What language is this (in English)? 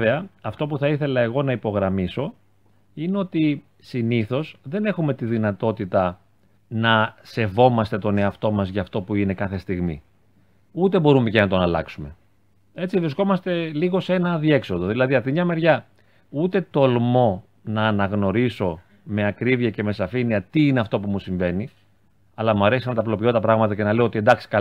Greek